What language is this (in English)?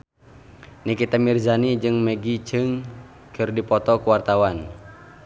Sundanese